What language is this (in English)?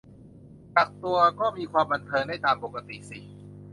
Thai